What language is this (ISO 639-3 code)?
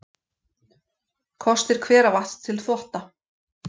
isl